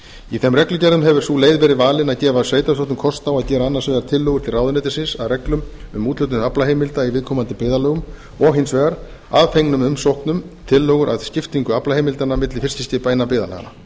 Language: Icelandic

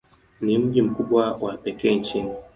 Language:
Swahili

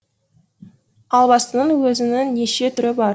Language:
Kazakh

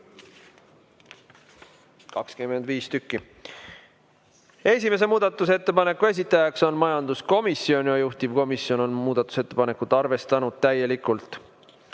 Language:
Estonian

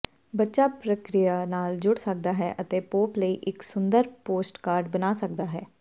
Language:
Punjabi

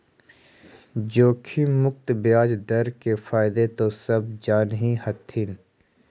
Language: Magahi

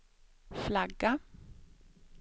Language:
Swedish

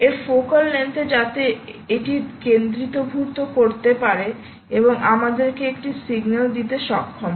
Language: Bangla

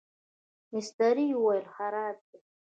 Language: Pashto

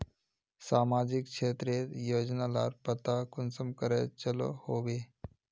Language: Magahi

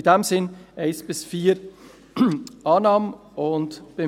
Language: Swiss German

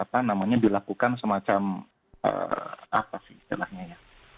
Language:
Indonesian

